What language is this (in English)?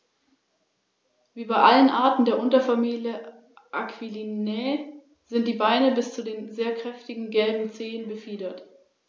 German